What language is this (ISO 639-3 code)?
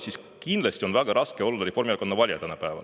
est